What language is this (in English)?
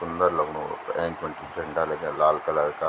Garhwali